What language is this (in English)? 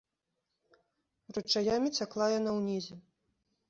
Belarusian